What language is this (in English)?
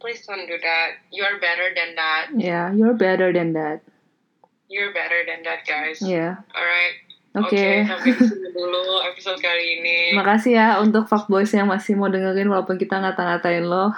Indonesian